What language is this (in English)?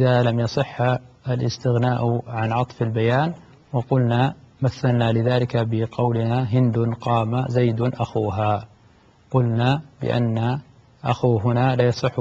Arabic